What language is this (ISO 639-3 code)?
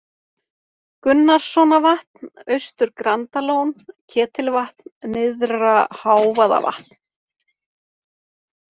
isl